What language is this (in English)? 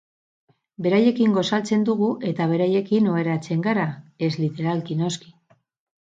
Basque